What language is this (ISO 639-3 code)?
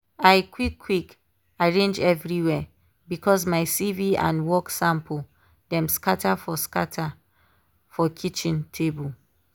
pcm